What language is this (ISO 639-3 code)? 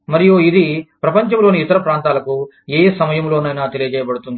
tel